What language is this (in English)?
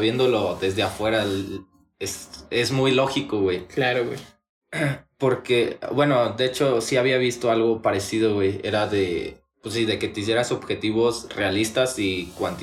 Spanish